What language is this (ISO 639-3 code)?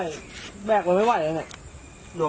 tha